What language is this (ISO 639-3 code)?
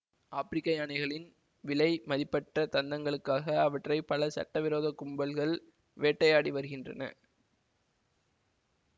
tam